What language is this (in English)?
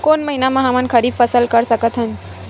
Chhattisgarhi